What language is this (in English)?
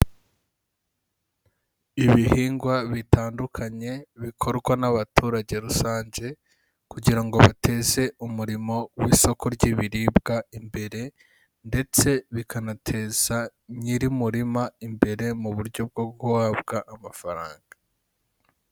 Kinyarwanda